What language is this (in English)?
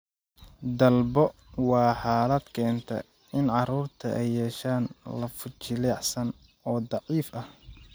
Somali